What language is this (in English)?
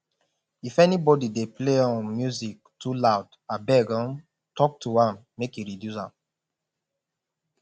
Nigerian Pidgin